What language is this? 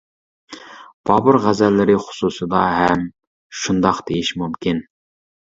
Uyghur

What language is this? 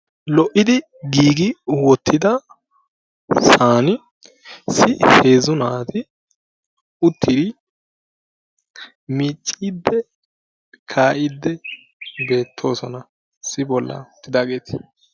Wolaytta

